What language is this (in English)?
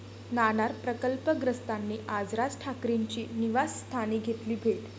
Marathi